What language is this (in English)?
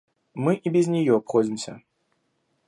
Russian